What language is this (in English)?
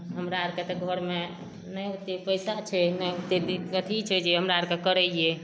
Maithili